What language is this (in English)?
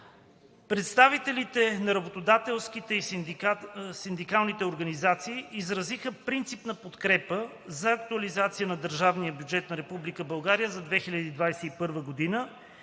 Bulgarian